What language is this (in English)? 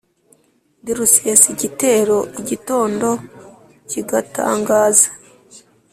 Kinyarwanda